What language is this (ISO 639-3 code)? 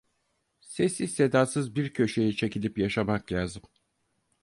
tur